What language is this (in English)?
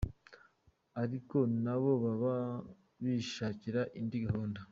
Kinyarwanda